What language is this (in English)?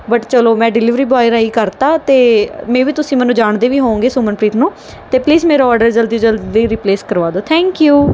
Punjabi